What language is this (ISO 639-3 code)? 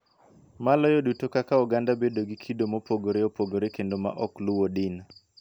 luo